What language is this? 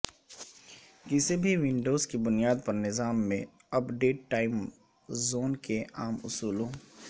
Urdu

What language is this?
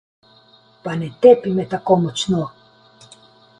Slovenian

